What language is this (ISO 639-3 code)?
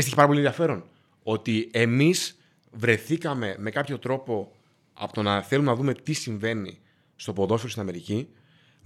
ell